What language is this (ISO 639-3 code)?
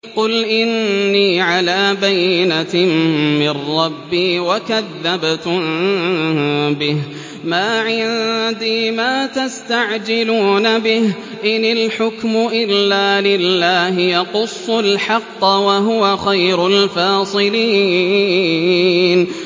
ara